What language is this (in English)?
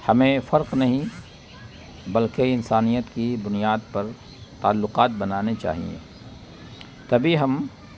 Urdu